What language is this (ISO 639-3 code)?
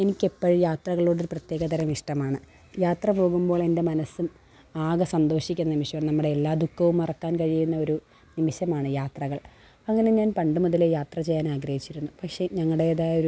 mal